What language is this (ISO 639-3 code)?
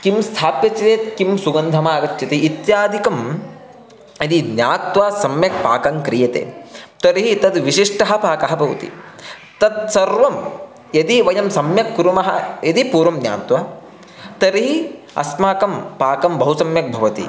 san